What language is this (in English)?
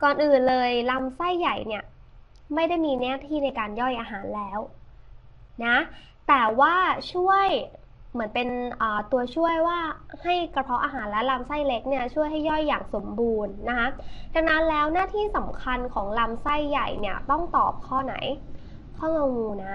Thai